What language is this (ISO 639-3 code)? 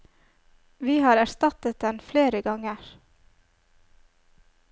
nor